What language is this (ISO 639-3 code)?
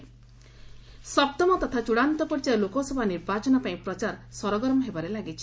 ori